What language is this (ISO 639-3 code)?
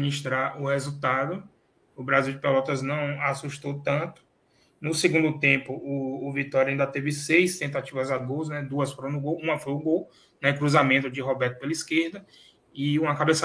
por